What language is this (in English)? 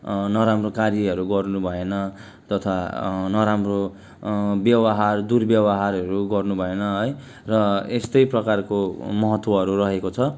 Nepali